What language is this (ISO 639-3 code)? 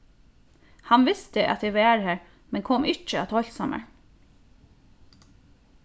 fao